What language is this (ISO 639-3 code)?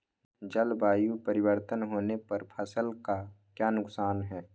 mag